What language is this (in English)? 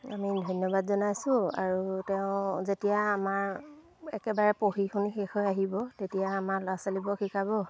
Assamese